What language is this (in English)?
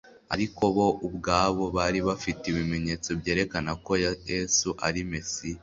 Kinyarwanda